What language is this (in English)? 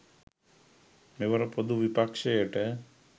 Sinhala